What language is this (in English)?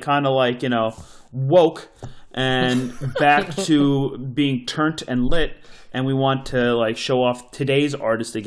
English